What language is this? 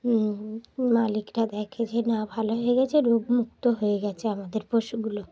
Bangla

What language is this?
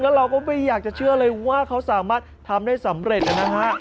Thai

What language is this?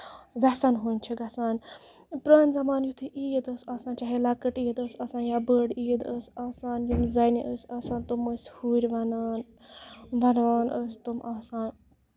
Kashmiri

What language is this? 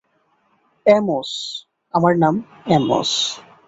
Bangla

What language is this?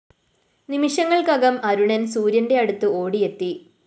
Malayalam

